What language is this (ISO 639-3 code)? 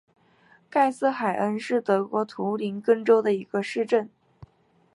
zho